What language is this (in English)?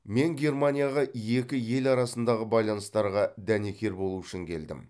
Kazakh